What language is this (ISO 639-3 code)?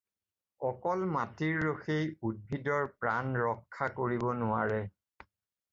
asm